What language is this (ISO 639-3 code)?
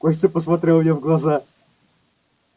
rus